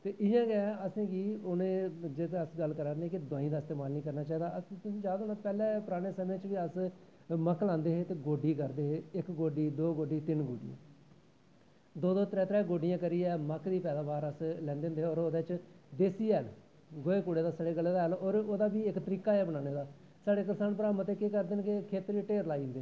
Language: Dogri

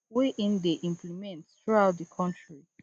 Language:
Nigerian Pidgin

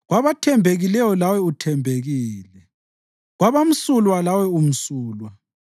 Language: North Ndebele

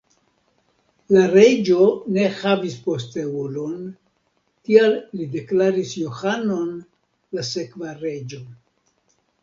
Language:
Esperanto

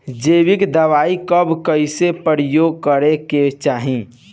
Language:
Bhojpuri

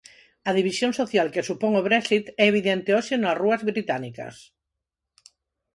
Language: Galician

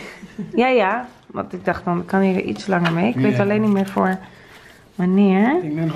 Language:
Dutch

